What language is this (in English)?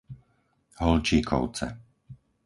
Slovak